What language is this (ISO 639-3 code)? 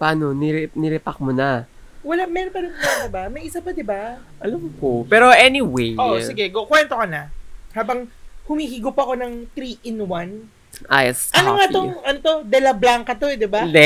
fil